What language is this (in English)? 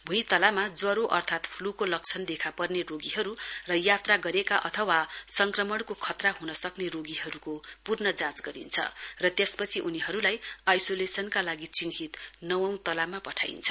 Nepali